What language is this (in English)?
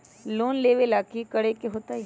Magahi